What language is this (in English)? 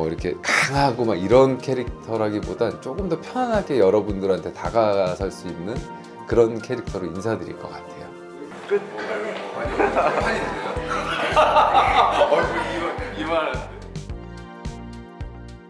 Korean